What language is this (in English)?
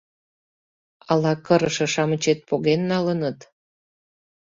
Mari